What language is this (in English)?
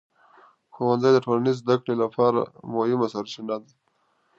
Pashto